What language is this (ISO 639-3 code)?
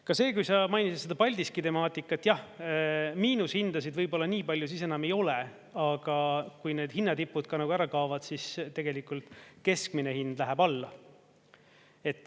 est